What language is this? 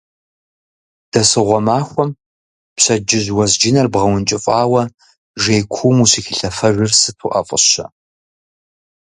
Kabardian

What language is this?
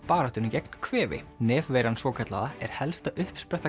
Icelandic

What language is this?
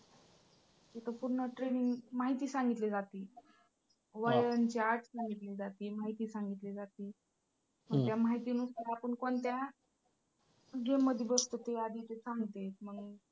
Marathi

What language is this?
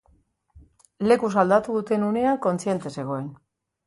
Basque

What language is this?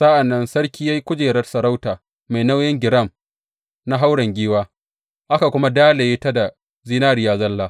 Hausa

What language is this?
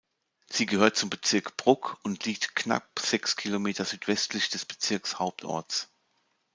German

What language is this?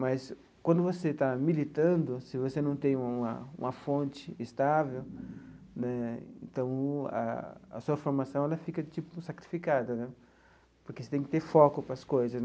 Portuguese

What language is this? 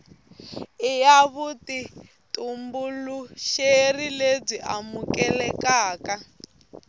Tsonga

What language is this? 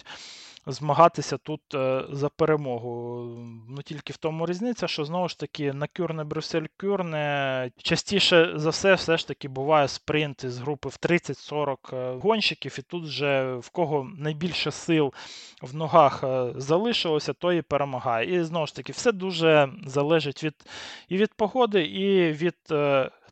Ukrainian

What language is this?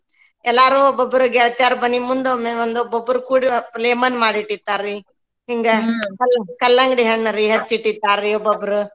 Kannada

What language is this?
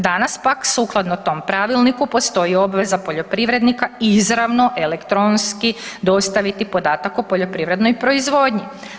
Croatian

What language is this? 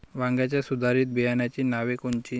Marathi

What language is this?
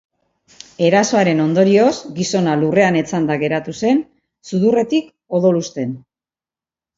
Basque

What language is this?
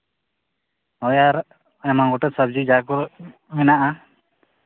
Santali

